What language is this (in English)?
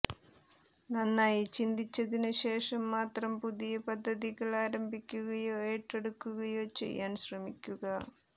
Malayalam